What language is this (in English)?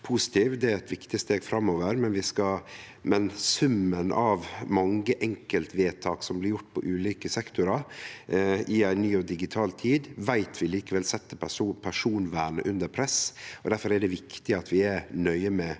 Norwegian